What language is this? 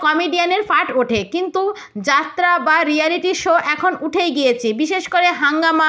Bangla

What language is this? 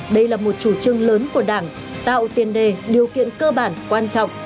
Vietnamese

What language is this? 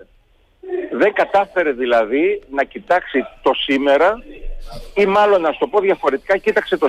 Greek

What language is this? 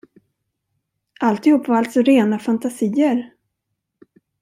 Swedish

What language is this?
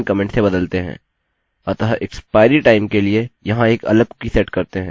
Hindi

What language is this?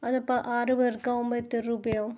Malayalam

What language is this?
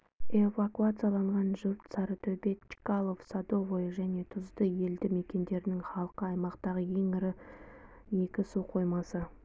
Kazakh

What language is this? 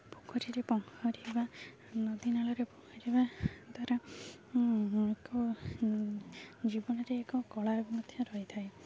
Odia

